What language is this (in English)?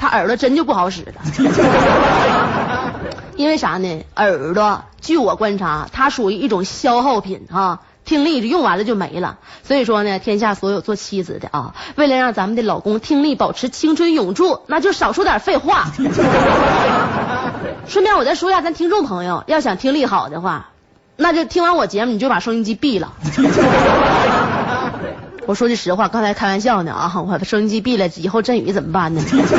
Chinese